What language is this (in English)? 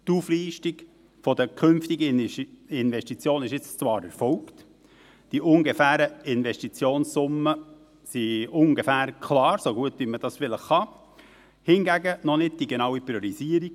Swiss German